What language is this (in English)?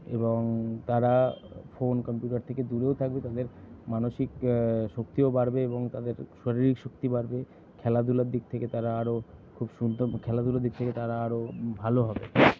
Bangla